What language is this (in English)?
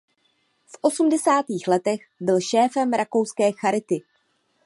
Czech